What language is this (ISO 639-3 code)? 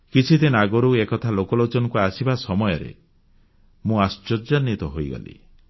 ori